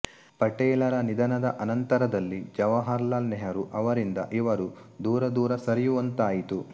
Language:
Kannada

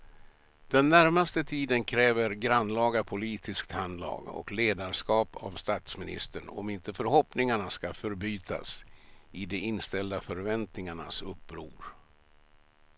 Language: Swedish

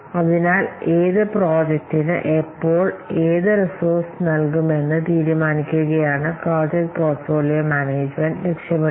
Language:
Malayalam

